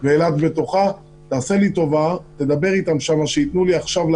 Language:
Hebrew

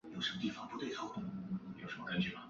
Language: Chinese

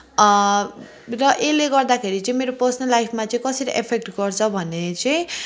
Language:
Nepali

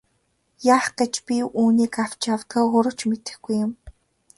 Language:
Mongolian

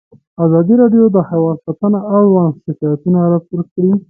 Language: Pashto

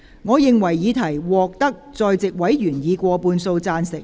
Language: Cantonese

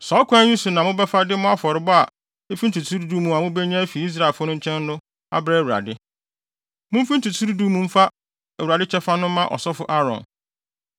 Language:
Akan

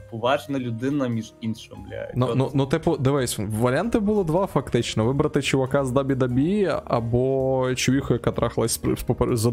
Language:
Ukrainian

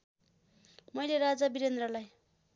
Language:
Nepali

